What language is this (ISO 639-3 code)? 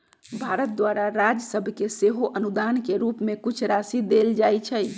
mag